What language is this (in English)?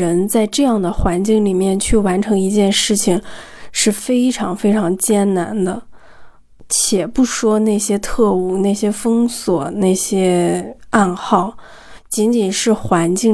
Chinese